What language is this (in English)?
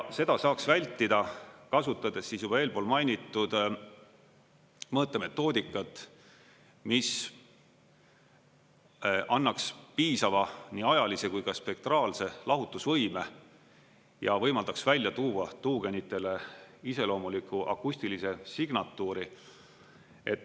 Estonian